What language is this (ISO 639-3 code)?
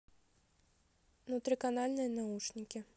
rus